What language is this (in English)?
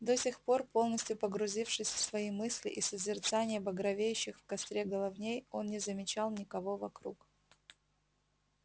Russian